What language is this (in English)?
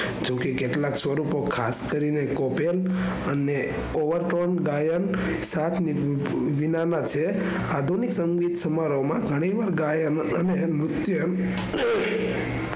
Gujarati